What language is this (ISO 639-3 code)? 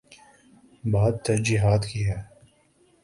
urd